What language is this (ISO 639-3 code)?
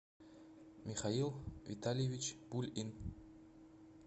rus